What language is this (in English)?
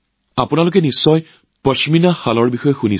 Assamese